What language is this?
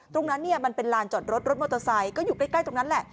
Thai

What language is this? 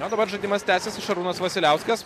Lithuanian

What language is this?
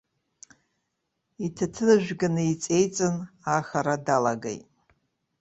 Abkhazian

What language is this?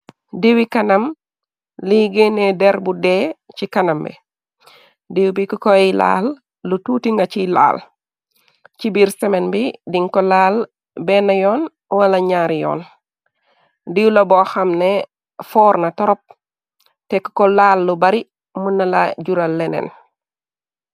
Wolof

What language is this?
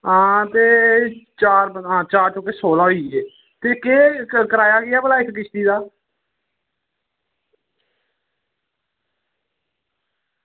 Dogri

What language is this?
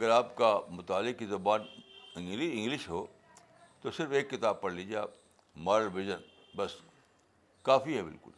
Urdu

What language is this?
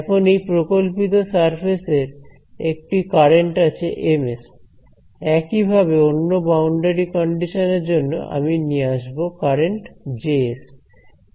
Bangla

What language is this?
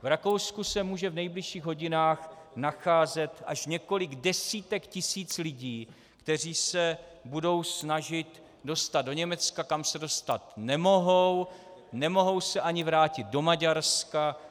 Czech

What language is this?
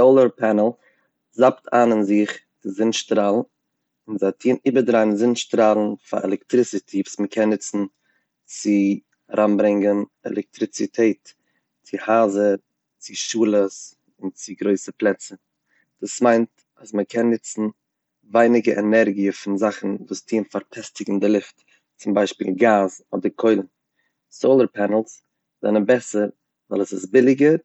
Yiddish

